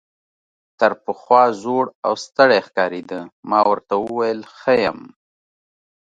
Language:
Pashto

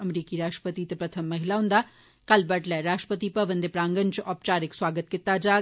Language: Dogri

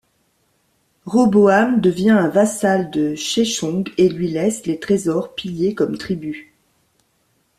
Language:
French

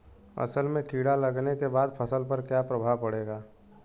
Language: Bhojpuri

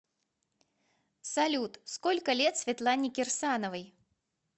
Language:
Russian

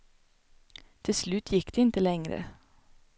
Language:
Swedish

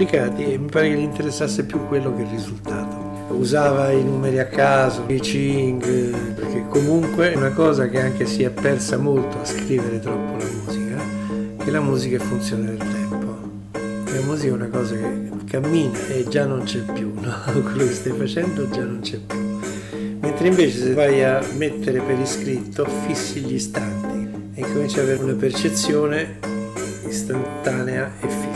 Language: Italian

